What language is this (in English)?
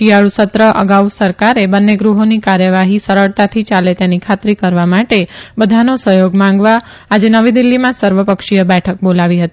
Gujarati